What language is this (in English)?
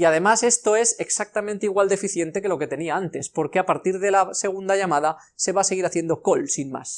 Spanish